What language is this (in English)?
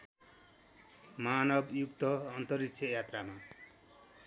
Nepali